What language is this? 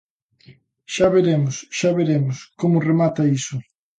Galician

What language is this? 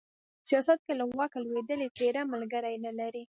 Pashto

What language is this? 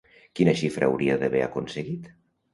Catalan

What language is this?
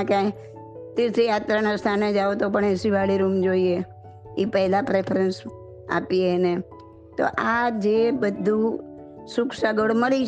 Gujarati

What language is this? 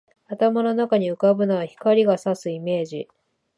Japanese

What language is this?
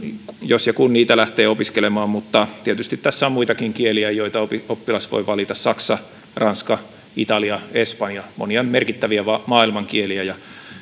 Finnish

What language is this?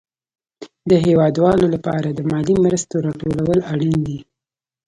Pashto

